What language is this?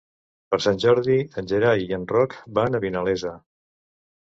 Catalan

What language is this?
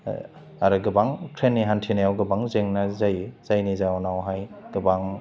Bodo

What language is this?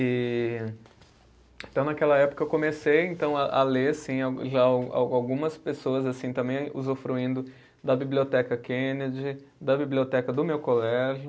Portuguese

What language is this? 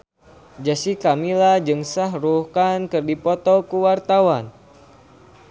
Sundanese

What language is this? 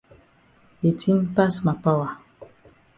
Cameroon Pidgin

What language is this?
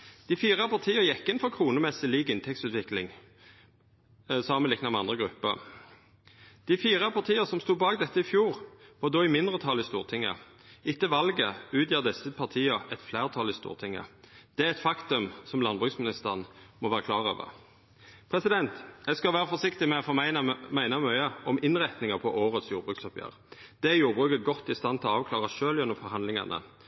Norwegian Nynorsk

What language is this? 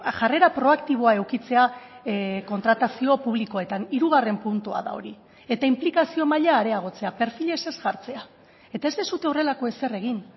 Basque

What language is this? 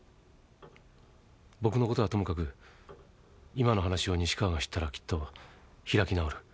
Japanese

